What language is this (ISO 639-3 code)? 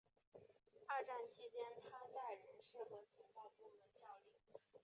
zho